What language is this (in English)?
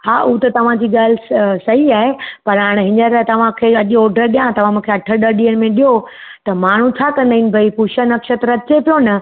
Sindhi